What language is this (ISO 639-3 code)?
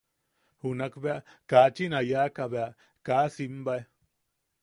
yaq